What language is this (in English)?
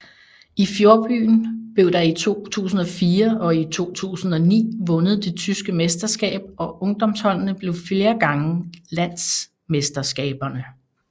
Danish